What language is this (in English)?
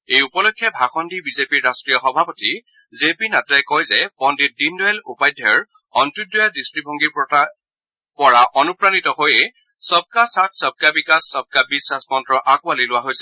Assamese